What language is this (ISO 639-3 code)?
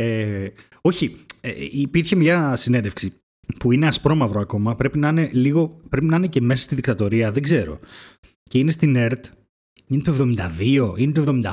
ell